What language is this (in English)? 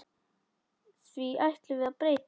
Icelandic